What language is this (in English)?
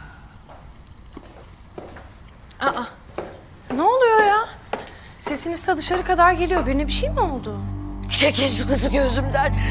Turkish